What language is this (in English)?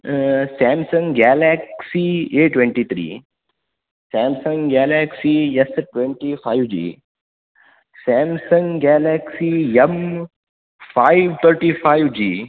Sanskrit